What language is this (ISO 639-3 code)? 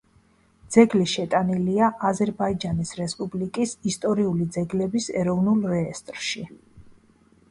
kat